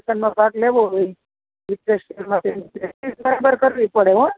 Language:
Gujarati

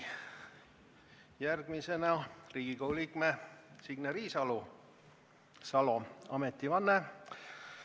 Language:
Estonian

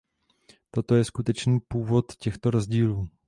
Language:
Czech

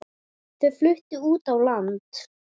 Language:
Icelandic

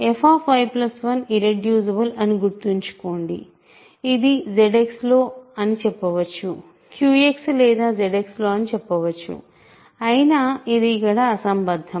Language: Telugu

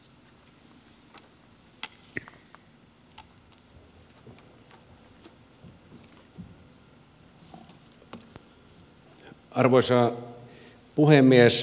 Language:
Finnish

